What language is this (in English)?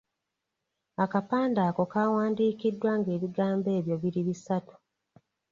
Ganda